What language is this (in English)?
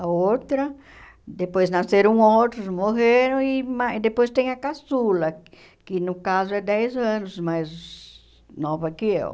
Portuguese